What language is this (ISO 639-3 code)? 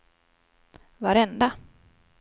swe